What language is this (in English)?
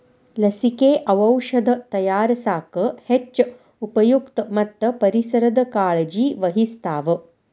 Kannada